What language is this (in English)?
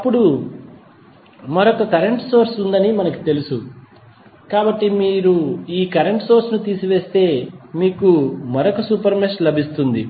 Telugu